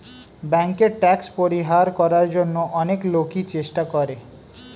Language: Bangla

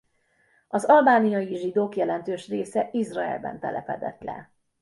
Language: Hungarian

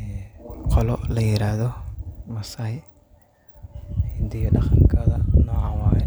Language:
Somali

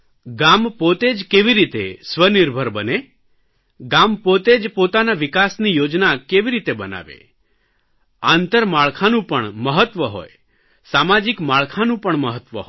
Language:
Gujarati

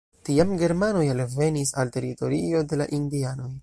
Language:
Esperanto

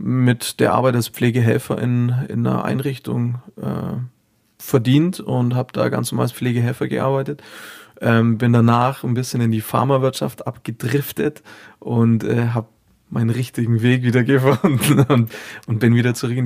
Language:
German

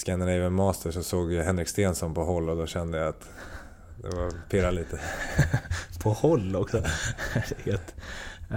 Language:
Swedish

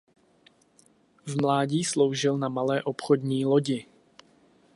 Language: Czech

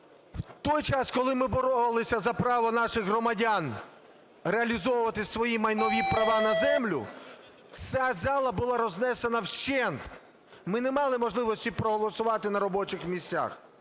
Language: Ukrainian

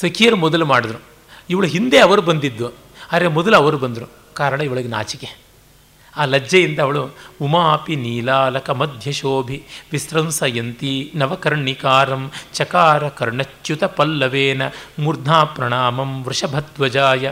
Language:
Kannada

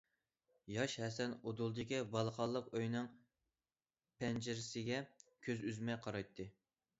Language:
Uyghur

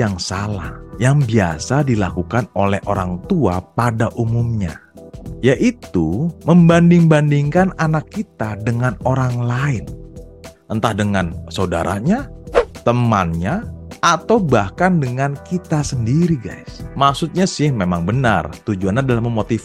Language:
Indonesian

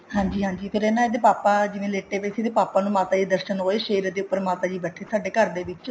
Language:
Punjabi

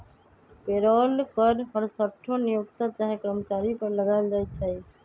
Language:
Magahi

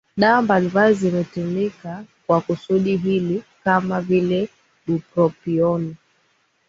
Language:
Swahili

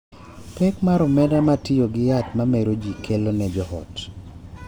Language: Luo (Kenya and Tanzania)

